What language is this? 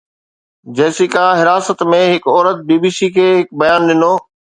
Sindhi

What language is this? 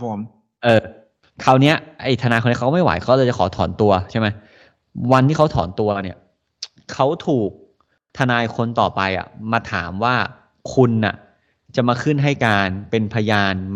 Thai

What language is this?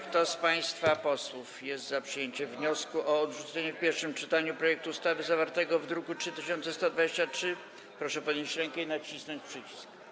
Polish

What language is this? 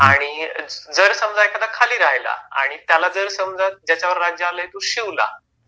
Marathi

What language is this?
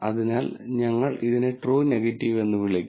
Malayalam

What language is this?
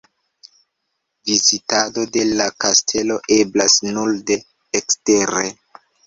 Esperanto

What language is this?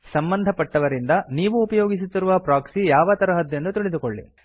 Kannada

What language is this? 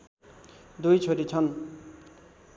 Nepali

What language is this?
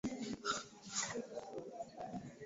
Swahili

